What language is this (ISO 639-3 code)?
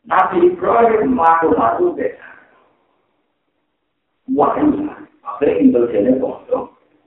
ind